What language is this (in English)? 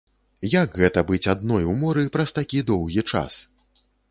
Belarusian